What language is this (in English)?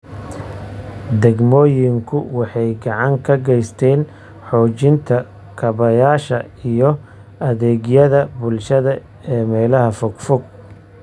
Somali